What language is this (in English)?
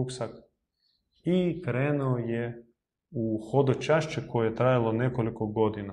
Croatian